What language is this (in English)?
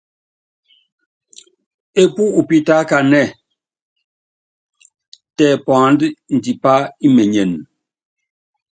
Yangben